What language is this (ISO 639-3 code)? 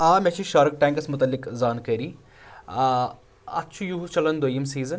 kas